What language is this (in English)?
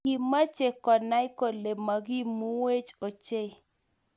Kalenjin